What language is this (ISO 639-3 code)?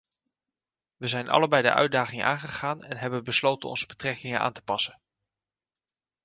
nld